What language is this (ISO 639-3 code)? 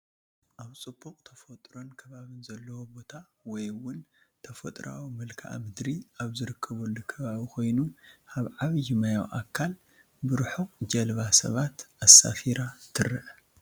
tir